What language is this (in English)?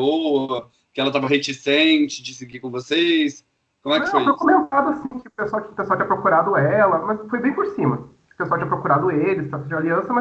Portuguese